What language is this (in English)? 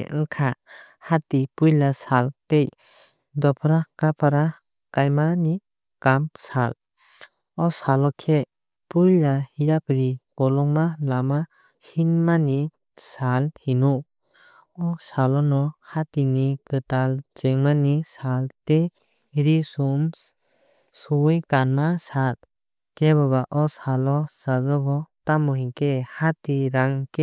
Kok Borok